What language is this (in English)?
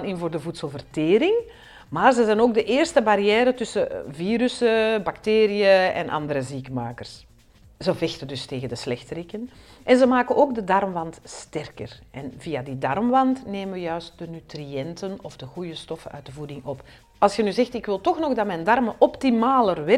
Dutch